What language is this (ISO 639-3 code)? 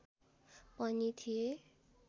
nep